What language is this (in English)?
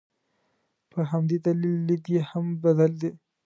Pashto